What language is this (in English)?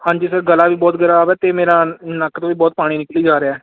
Punjabi